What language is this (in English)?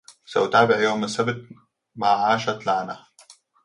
Arabic